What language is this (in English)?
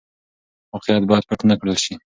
Pashto